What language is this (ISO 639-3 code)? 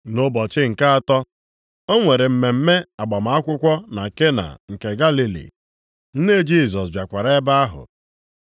ibo